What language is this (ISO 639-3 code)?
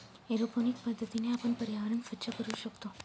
mar